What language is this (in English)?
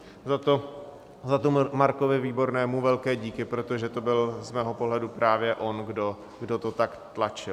Czech